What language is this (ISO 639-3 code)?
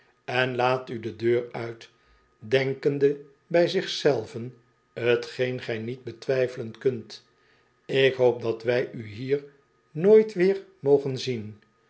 nld